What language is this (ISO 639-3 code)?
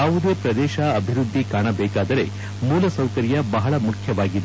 kan